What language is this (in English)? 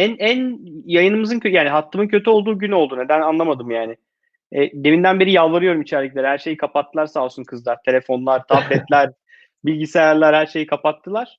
Turkish